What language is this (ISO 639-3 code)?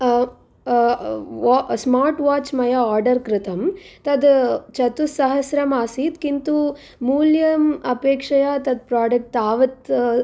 san